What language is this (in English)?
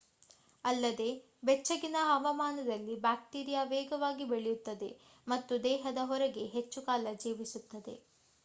Kannada